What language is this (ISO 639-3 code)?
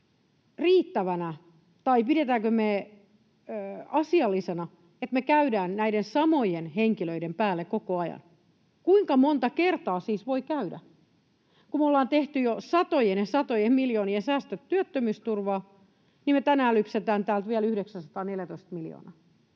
fin